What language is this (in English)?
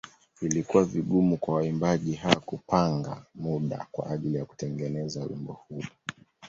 Swahili